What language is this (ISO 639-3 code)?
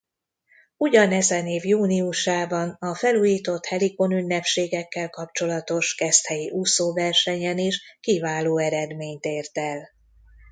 hun